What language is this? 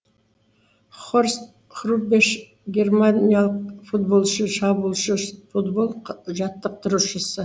Kazakh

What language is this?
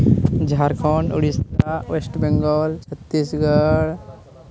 Santali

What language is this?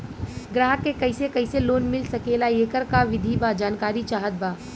Bhojpuri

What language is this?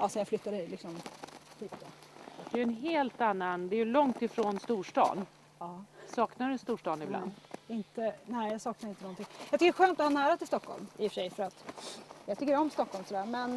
Swedish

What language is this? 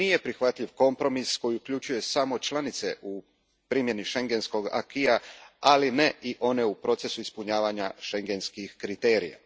Croatian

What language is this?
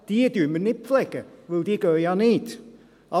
Swiss German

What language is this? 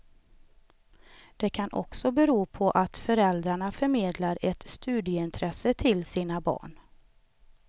Swedish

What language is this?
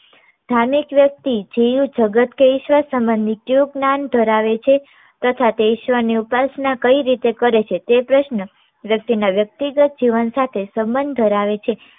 Gujarati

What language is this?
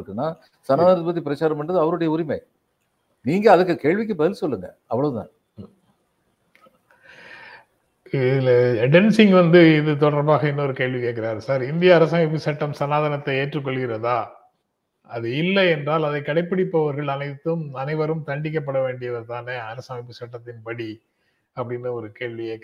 Tamil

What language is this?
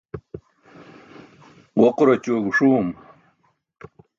Burushaski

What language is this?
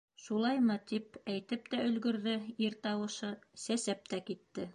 Bashkir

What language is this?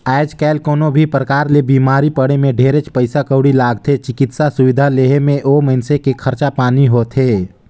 Chhattisgarhi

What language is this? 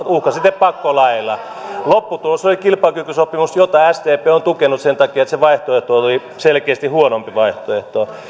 Finnish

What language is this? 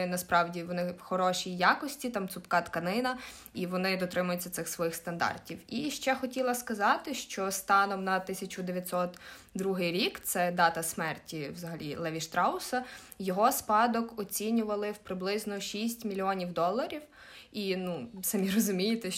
Ukrainian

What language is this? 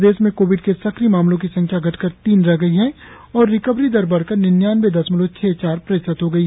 Hindi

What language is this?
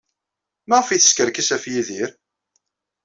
Kabyle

